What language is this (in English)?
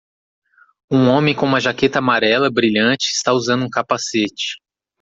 Portuguese